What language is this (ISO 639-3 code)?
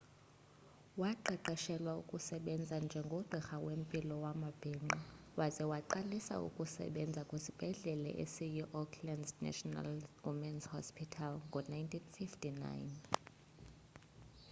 xho